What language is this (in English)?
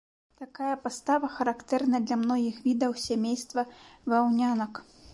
Belarusian